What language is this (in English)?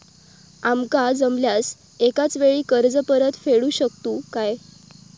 Marathi